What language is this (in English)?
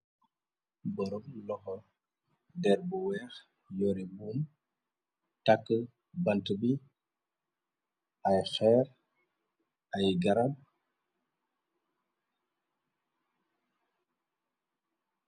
Wolof